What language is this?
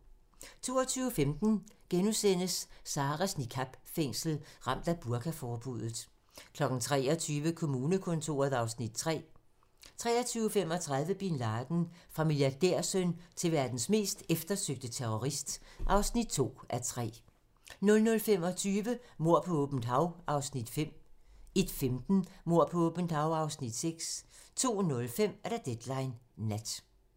Danish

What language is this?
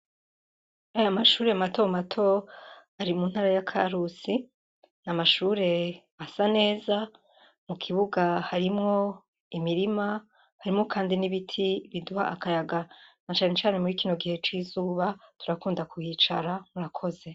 Rundi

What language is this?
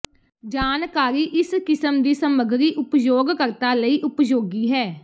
Punjabi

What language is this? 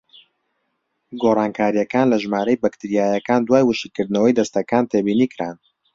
Central Kurdish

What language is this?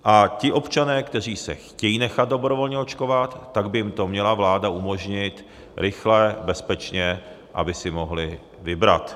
Czech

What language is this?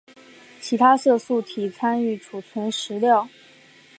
Chinese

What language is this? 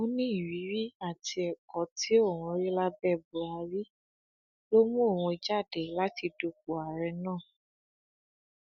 Yoruba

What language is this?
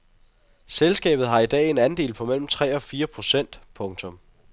Danish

